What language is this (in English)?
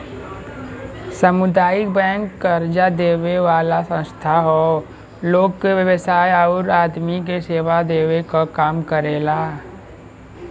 Bhojpuri